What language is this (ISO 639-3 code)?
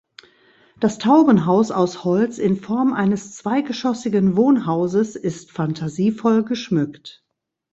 deu